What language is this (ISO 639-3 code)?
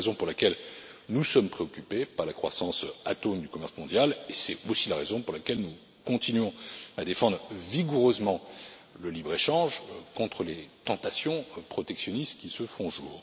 fra